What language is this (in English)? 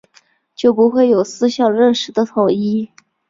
Chinese